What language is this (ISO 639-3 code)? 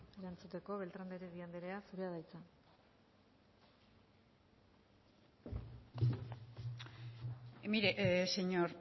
eus